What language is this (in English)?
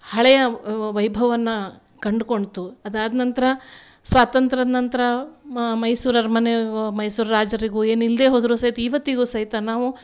Kannada